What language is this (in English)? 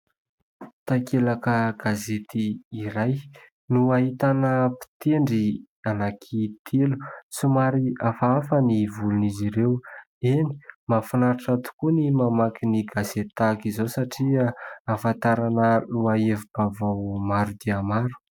Malagasy